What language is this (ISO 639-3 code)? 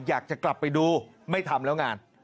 tha